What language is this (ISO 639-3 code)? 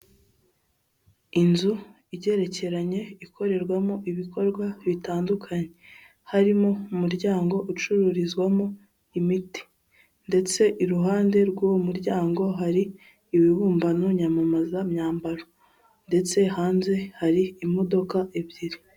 kin